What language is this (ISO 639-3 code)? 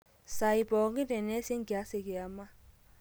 mas